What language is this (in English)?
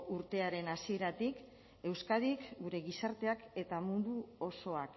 Basque